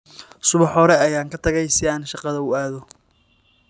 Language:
Somali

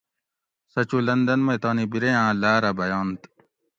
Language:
Gawri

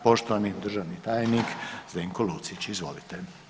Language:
Croatian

